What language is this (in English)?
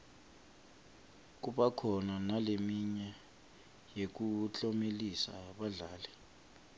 Swati